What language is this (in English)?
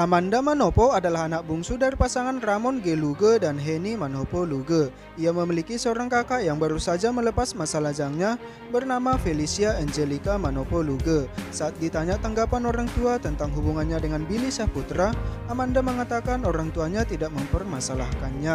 Indonesian